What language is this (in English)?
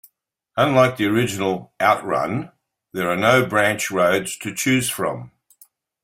English